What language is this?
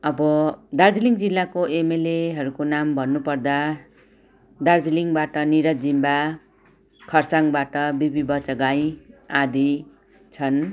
Nepali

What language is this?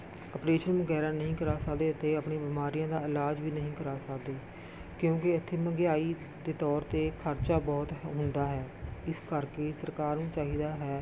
Punjabi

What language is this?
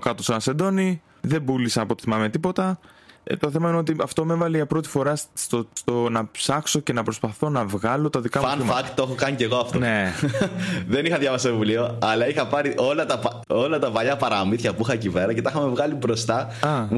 Greek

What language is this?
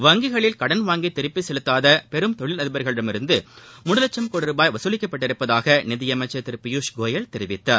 Tamil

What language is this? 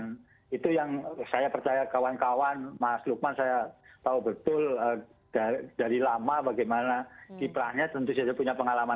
Indonesian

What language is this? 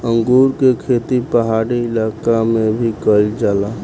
Bhojpuri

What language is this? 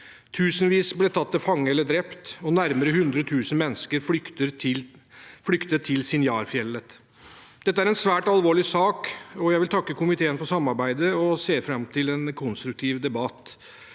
Norwegian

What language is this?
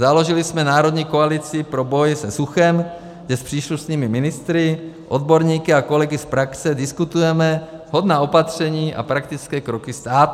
Czech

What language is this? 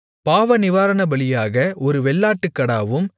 Tamil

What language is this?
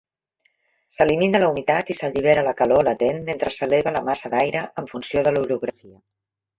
Catalan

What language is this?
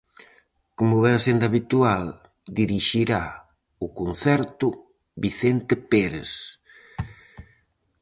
Galician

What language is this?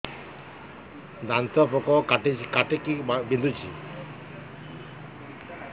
Odia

